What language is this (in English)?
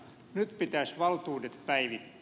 Finnish